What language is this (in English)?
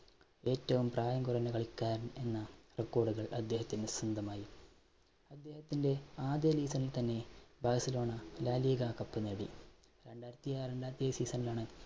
Malayalam